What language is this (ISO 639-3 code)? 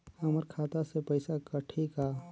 hne